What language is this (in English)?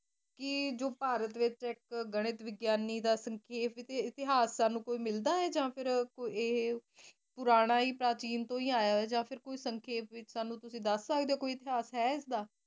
Punjabi